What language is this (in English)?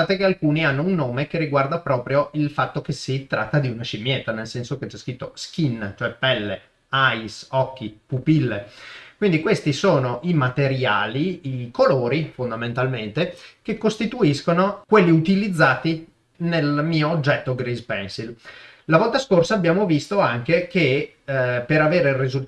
Italian